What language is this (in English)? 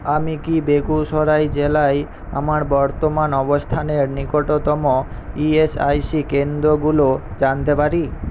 Bangla